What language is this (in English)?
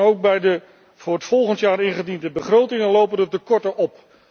Dutch